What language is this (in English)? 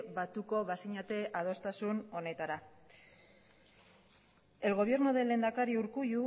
Basque